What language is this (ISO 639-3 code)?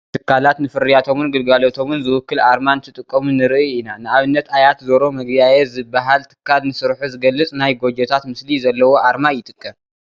tir